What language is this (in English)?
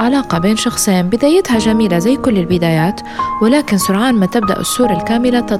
Arabic